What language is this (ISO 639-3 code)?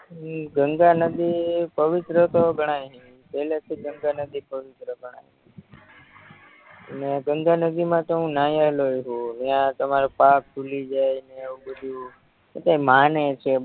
guj